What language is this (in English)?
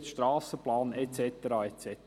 Swiss German